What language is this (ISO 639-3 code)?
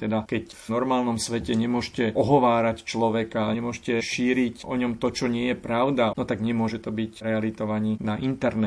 slk